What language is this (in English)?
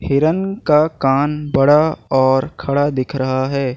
Hindi